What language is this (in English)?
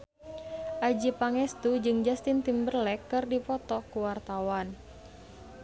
Sundanese